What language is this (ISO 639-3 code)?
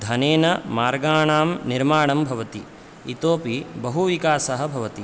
san